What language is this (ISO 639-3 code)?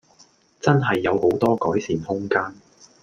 yue